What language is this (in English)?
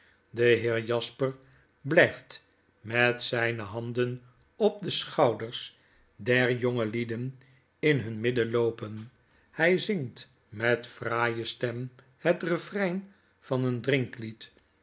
Dutch